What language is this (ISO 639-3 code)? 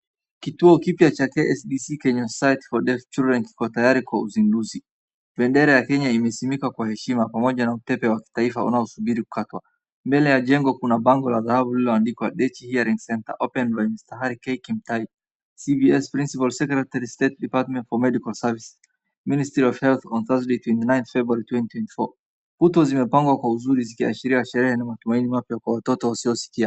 swa